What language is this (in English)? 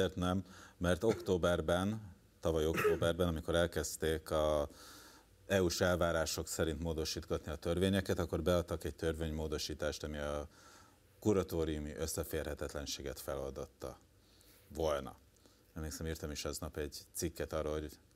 Hungarian